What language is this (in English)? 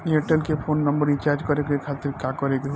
Bhojpuri